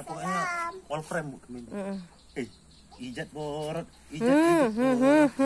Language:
Indonesian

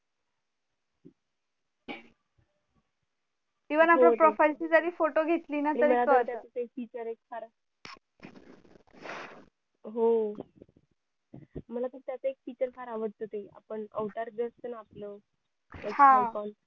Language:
Marathi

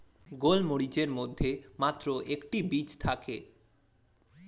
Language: Bangla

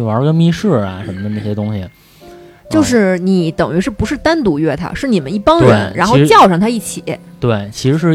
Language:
Chinese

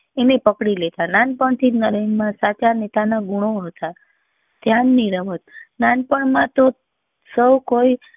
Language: Gujarati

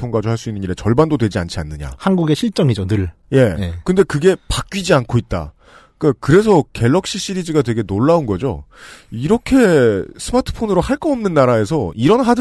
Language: Korean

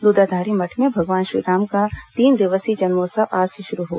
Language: Hindi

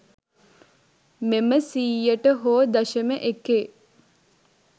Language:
Sinhala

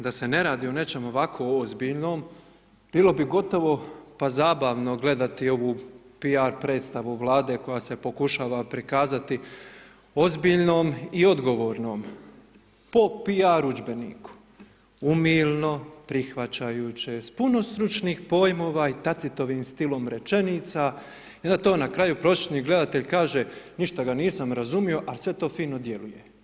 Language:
Croatian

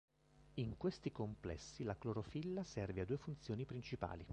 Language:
Italian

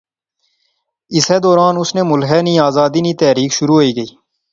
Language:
Pahari-Potwari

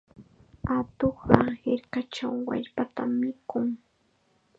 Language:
Chiquián Ancash Quechua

